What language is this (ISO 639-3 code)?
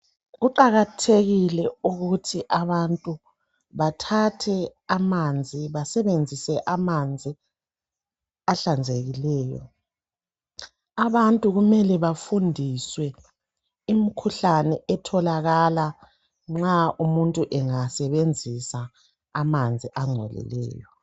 nde